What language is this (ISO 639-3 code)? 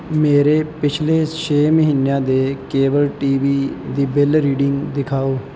pan